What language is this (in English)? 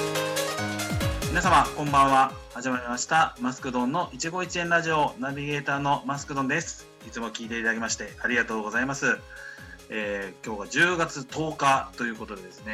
Japanese